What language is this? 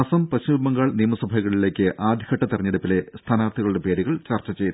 Malayalam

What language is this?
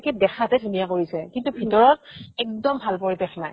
Assamese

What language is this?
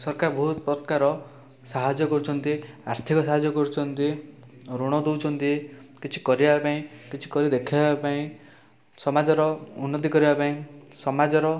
Odia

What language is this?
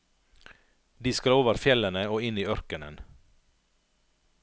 Norwegian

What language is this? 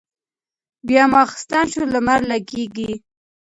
Pashto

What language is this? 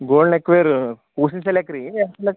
Kannada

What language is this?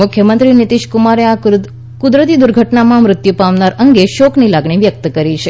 Gujarati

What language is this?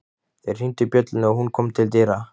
Icelandic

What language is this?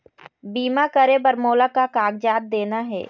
Chhattisgarhi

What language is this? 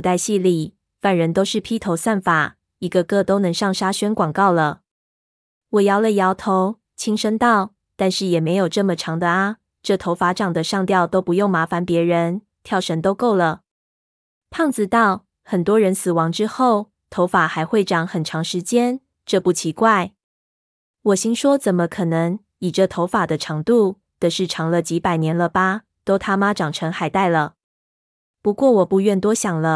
Chinese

